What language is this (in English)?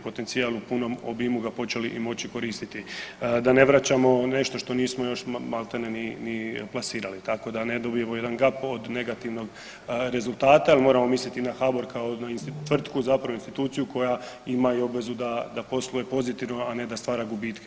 Croatian